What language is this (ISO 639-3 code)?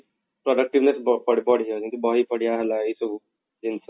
ori